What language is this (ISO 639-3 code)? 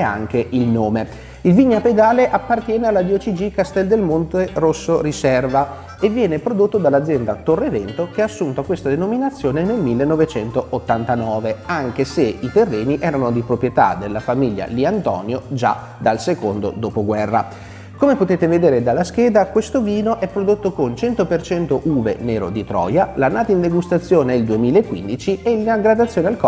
ita